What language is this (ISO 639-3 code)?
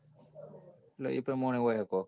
guj